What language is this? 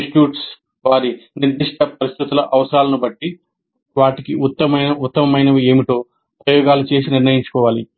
Telugu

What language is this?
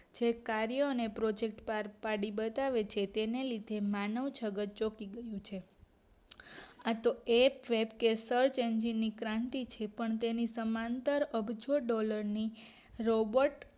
Gujarati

